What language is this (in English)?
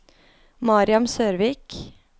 Norwegian